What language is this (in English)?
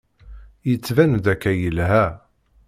Kabyle